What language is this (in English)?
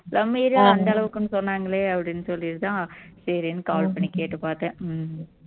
Tamil